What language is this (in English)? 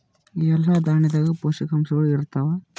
Kannada